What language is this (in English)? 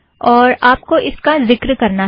Hindi